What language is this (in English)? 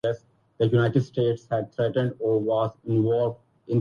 Urdu